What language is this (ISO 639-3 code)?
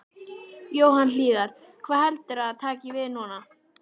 isl